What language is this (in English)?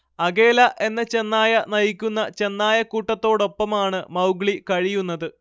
Malayalam